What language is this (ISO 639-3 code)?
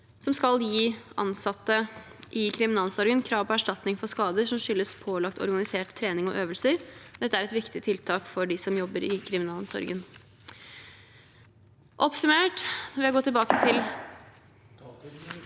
nor